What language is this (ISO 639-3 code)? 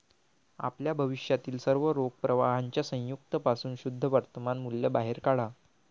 mar